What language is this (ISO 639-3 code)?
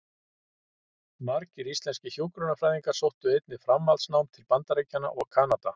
isl